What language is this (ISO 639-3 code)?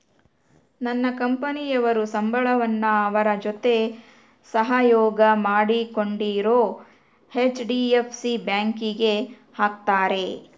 kan